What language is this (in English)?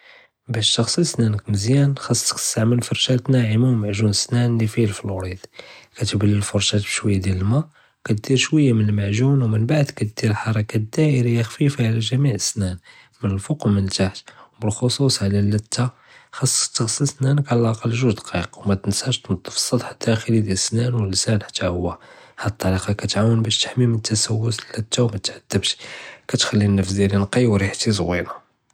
Judeo-Arabic